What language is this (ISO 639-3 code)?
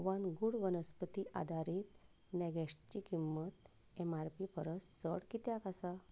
kok